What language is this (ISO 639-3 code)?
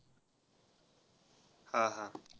mar